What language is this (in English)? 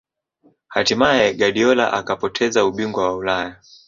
Swahili